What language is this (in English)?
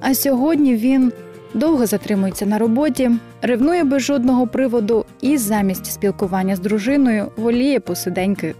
Ukrainian